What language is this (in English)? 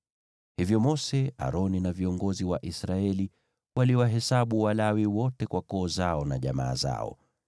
Swahili